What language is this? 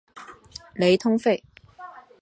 Chinese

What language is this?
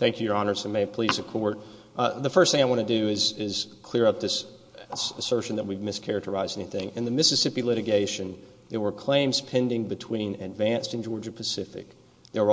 English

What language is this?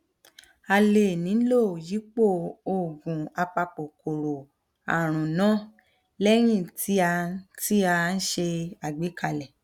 Yoruba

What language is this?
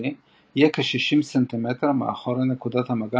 Hebrew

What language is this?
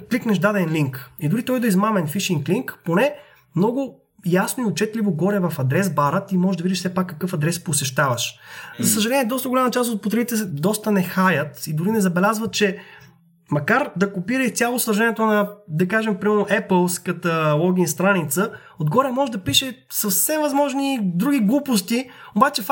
Bulgarian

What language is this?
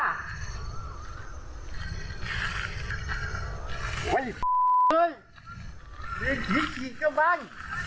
Thai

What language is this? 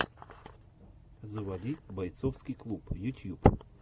Russian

